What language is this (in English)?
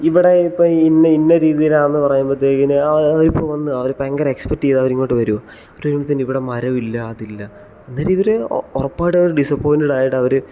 Malayalam